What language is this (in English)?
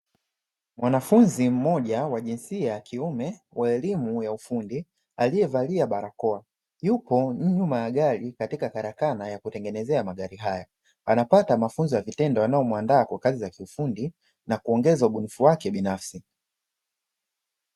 Swahili